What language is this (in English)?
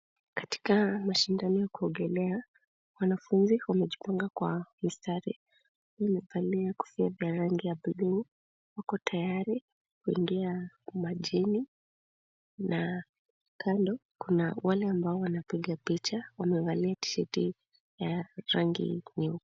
Swahili